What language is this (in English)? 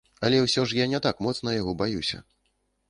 Belarusian